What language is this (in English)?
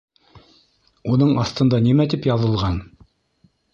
Bashkir